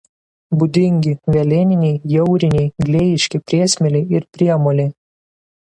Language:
Lithuanian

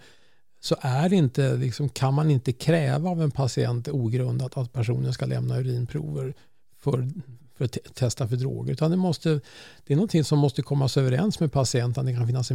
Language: Swedish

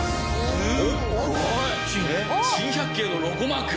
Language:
Japanese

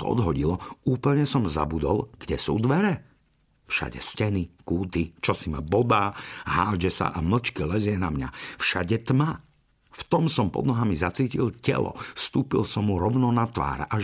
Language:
Slovak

